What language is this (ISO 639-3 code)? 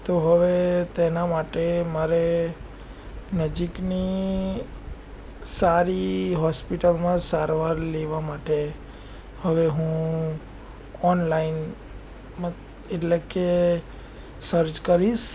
guj